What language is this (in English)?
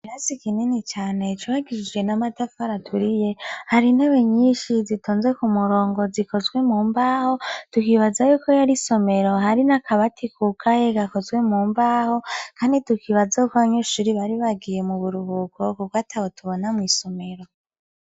Rundi